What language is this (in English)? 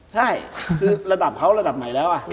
Thai